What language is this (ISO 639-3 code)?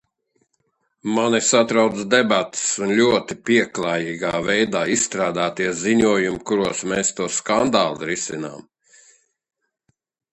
lav